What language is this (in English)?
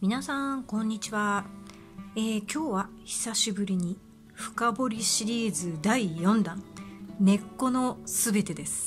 Japanese